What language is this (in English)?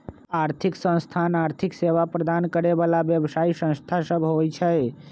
Magahi